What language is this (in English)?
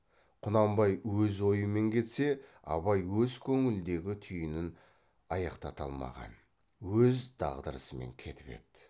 Kazakh